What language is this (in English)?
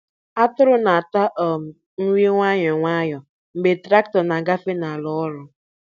Igbo